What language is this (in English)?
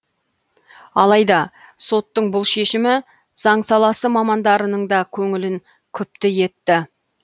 Kazakh